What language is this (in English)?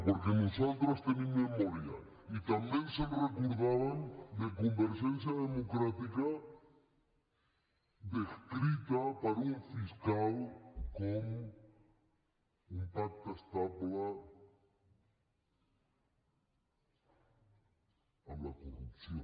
Catalan